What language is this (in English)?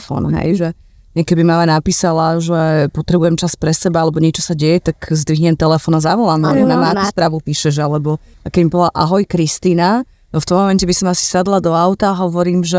Slovak